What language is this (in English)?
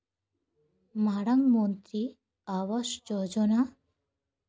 Santali